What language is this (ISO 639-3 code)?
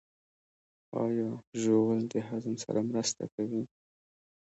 pus